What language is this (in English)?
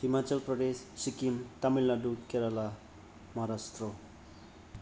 Bodo